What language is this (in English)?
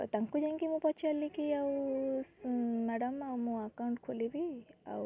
Odia